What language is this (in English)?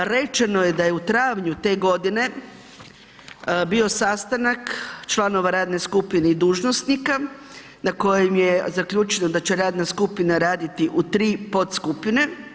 Croatian